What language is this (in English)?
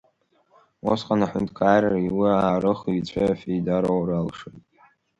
Abkhazian